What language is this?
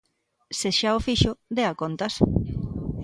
Galician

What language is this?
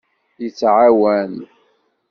Kabyle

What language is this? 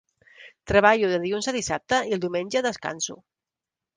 Catalan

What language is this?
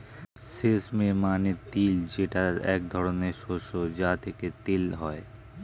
Bangla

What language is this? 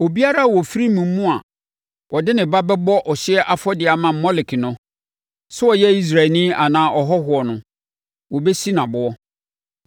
Akan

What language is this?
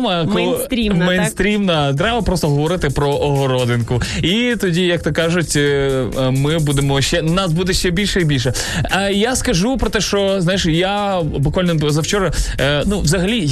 Ukrainian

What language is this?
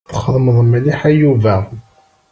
Kabyle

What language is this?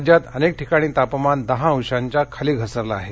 Marathi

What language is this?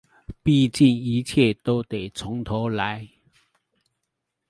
Chinese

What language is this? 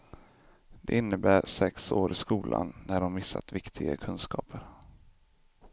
Swedish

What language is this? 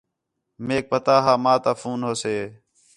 Khetrani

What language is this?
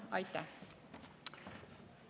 Estonian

